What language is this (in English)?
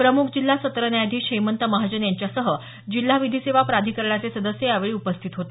Marathi